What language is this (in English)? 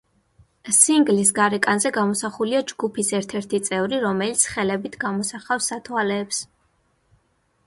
Georgian